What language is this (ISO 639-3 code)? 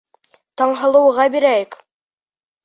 bak